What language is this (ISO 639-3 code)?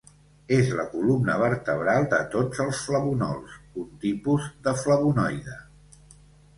cat